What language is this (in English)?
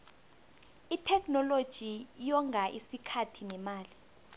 South Ndebele